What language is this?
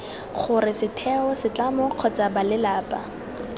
Tswana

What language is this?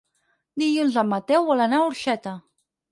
Catalan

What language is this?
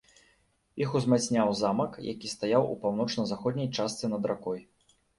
Belarusian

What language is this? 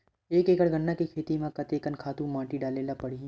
Chhattisgarhi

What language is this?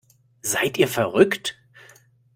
German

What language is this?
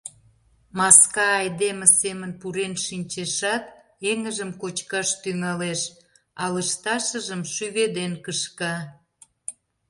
Mari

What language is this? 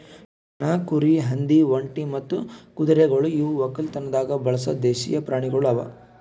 Kannada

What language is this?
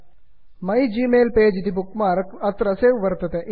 Sanskrit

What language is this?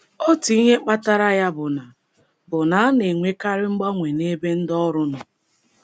Igbo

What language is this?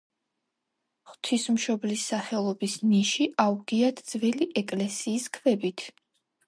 Georgian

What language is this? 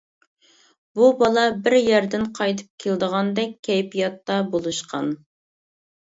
Uyghur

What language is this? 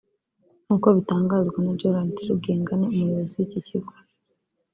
Kinyarwanda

